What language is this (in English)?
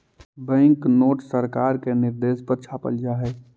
Magahi